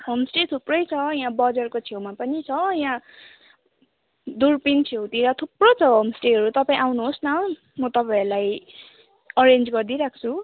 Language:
Nepali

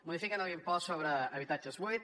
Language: Catalan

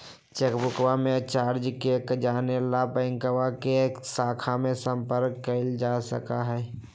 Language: Magahi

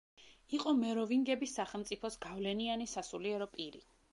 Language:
Georgian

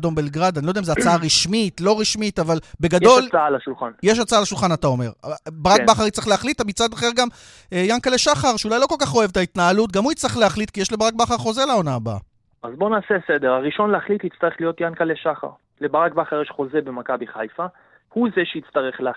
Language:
Hebrew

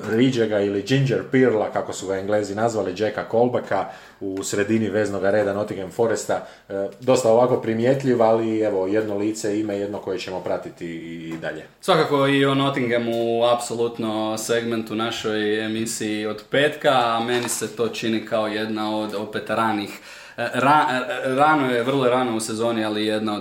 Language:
Croatian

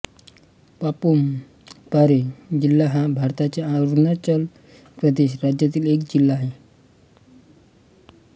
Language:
Marathi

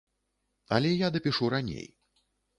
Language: Belarusian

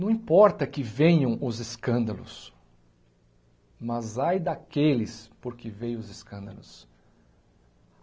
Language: Portuguese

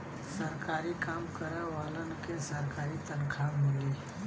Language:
Bhojpuri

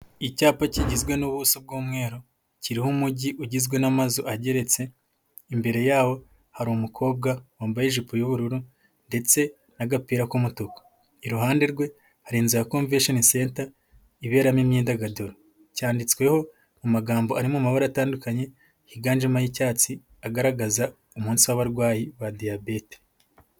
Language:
Kinyarwanda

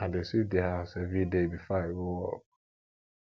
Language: Nigerian Pidgin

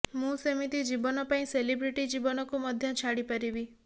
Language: Odia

